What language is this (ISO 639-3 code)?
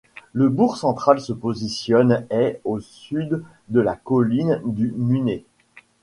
fra